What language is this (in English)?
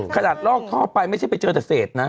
Thai